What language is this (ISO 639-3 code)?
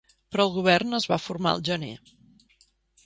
cat